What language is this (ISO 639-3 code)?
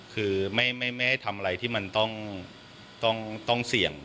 tha